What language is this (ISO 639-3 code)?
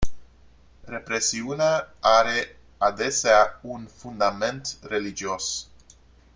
ron